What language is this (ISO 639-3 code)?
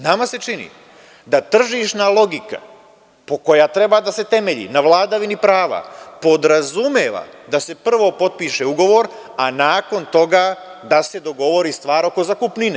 srp